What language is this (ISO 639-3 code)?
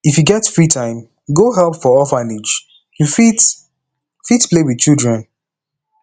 pcm